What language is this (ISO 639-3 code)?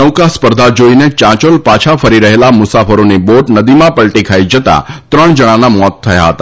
guj